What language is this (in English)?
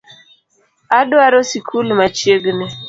Luo (Kenya and Tanzania)